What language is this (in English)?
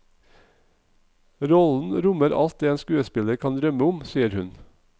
Norwegian